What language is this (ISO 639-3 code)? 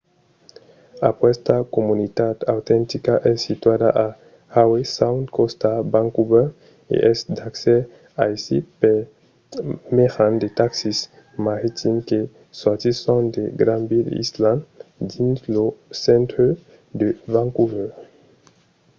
oci